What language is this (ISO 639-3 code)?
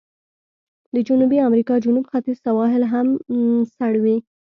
pus